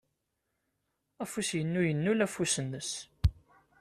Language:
Kabyle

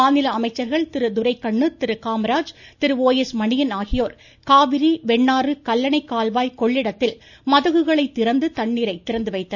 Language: Tamil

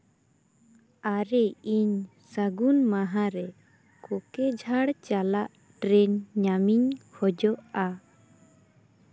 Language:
Santali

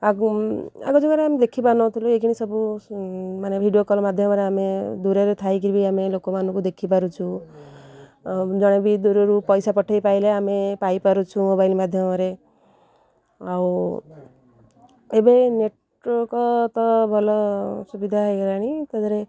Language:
Odia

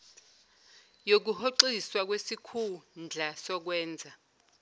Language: Zulu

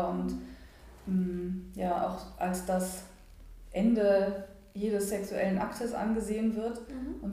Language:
German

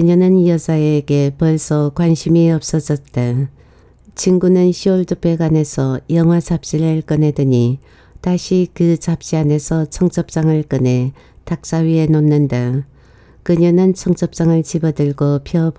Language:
Korean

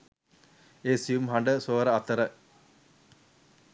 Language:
Sinhala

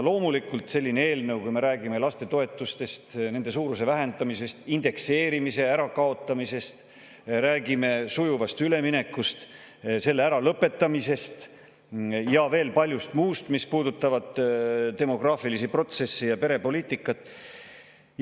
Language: Estonian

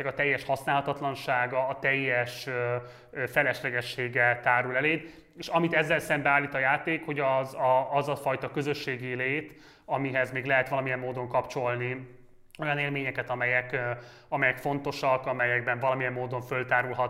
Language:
Hungarian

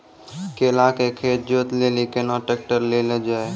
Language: Maithili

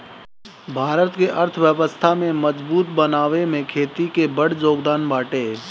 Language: Bhojpuri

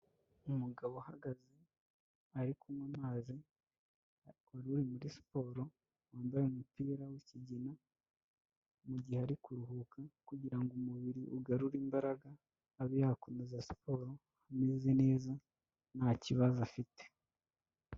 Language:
Kinyarwanda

